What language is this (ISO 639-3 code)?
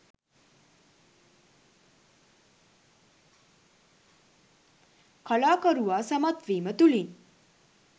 sin